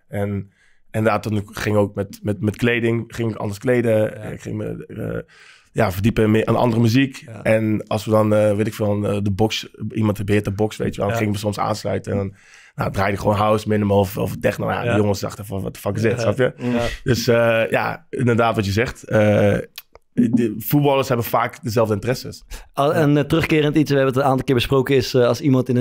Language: Dutch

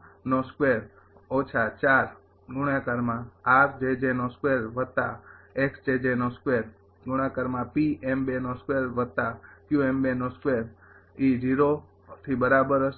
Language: Gujarati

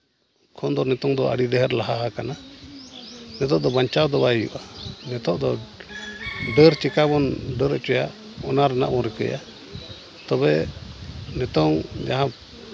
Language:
Santali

